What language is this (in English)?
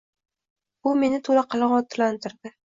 Uzbek